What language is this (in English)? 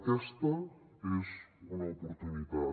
Catalan